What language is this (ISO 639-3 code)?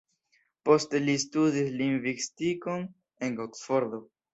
epo